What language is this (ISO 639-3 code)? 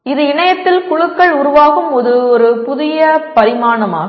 tam